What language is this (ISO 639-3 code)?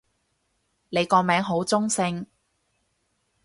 yue